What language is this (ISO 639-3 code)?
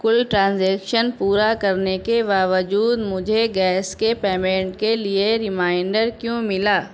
urd